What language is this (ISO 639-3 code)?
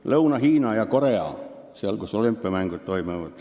est